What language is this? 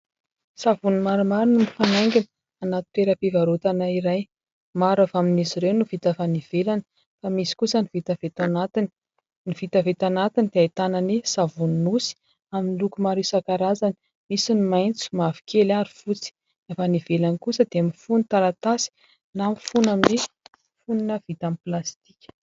Malagasy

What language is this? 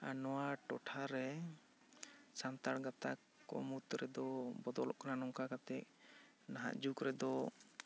Santali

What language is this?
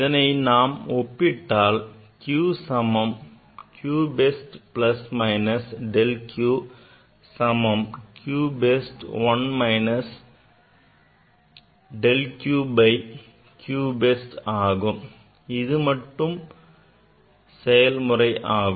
Tamil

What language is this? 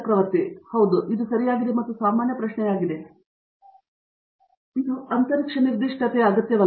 Kannada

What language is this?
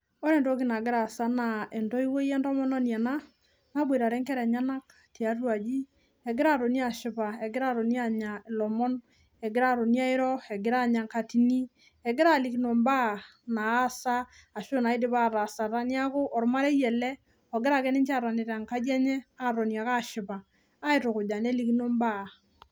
Masai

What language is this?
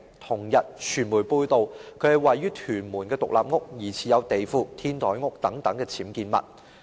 Cantonese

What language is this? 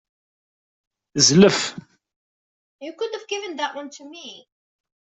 Kabyle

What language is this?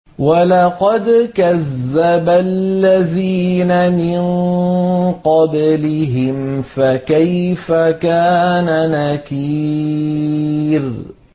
Arabic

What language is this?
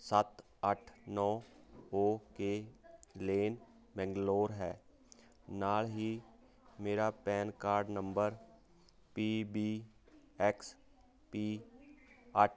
Punjabi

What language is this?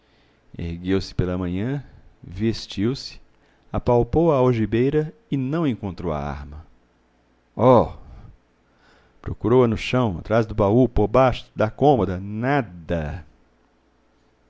Portuguese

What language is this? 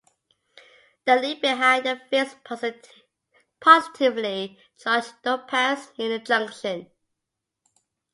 English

